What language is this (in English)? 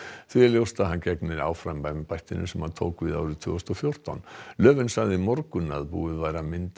Icelandic